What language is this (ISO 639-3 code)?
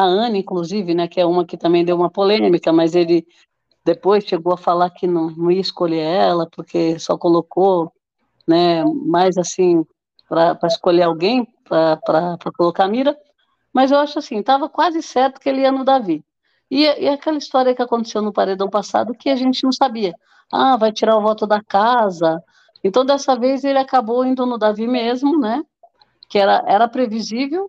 por